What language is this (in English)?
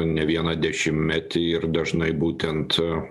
Lithuanian